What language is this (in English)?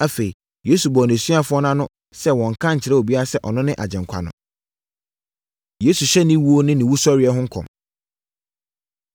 Akan